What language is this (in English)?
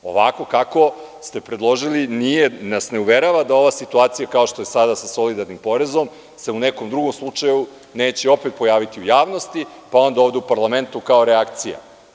Serbian